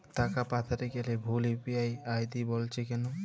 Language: Bangla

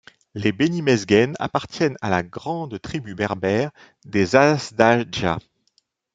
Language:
French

